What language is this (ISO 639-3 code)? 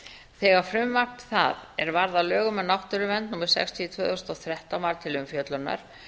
isl